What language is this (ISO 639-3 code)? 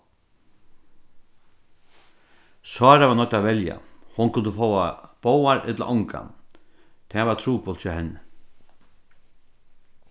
fao